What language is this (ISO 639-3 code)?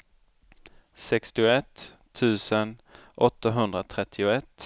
swe